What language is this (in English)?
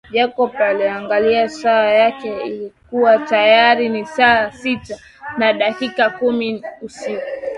Swahili